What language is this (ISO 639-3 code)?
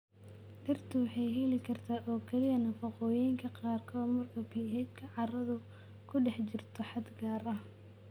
som